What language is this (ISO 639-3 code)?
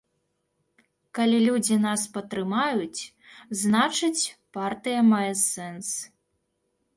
bel